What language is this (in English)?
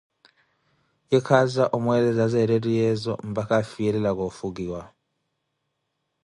Koti